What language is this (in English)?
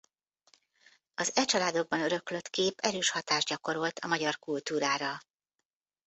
Hungarian